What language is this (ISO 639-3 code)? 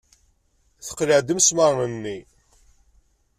kab